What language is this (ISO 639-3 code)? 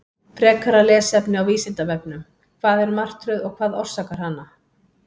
isl